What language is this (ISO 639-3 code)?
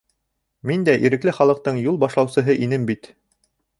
bak